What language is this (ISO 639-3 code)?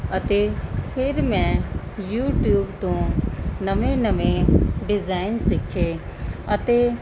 pan